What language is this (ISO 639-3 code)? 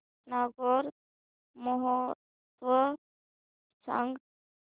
mar